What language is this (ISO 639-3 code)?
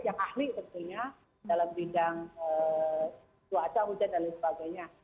ind